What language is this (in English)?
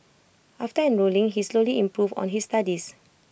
English